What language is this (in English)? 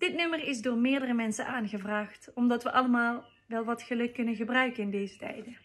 Dutch